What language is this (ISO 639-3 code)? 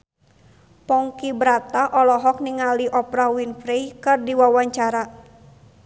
sun